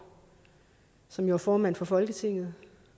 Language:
Danish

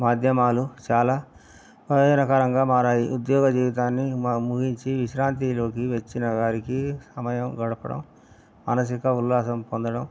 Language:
Telugu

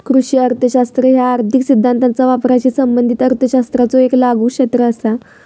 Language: Marathi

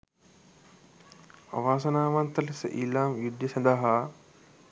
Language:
Sinhala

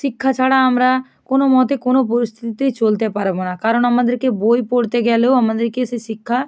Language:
Bangla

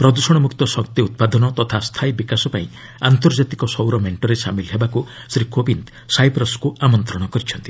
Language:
Odia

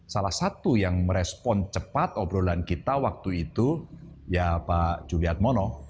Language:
Indonesian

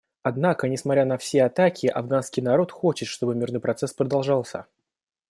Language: Russian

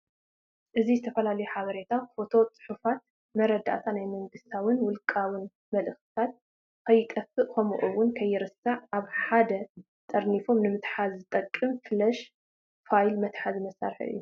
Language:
Tigrinya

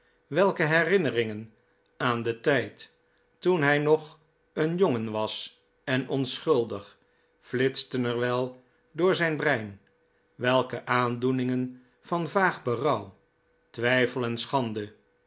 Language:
Dutch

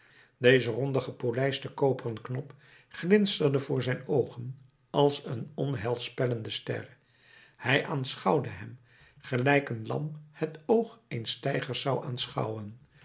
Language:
Dutch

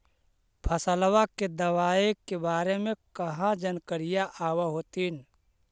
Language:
Magahi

